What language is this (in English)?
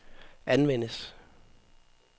Danish